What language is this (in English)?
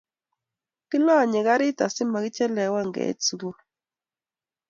Kalenjin